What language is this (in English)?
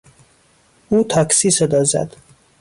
Persian